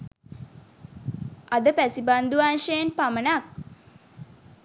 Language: Sinhala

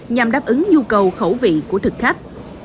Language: Vietnamese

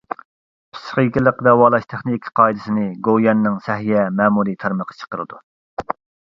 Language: Uyghur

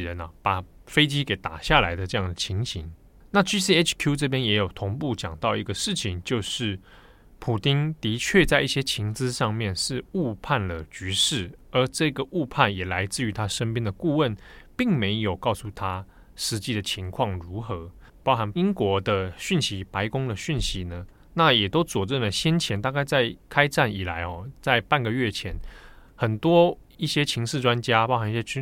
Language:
Chinese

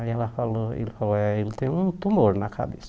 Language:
Portuguese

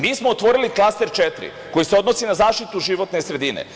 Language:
Serbian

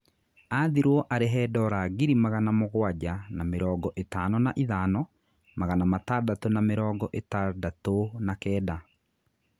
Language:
Kikuyu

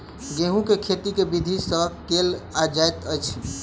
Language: Maithili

